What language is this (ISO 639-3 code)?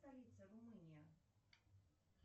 rus